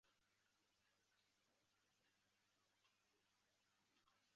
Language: Chinese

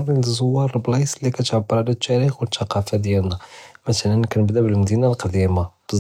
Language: Judeo-Arabic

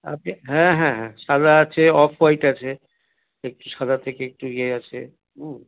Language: Bangla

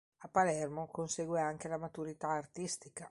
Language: Italian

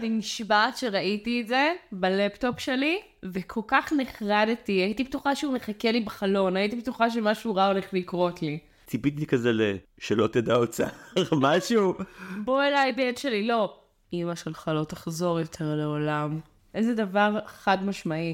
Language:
Hebrew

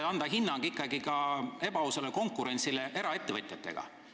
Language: Estonian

